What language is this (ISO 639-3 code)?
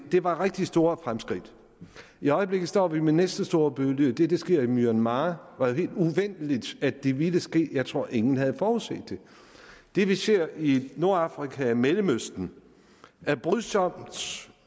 dan